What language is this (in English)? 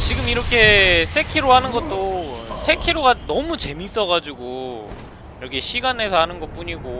Korean